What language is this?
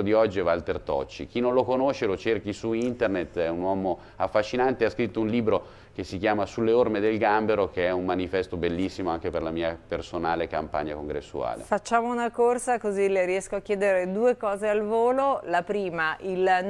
Italian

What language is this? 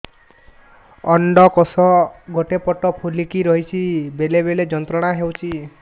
Odia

